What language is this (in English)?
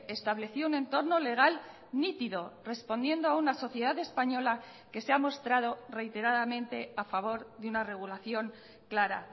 Spanish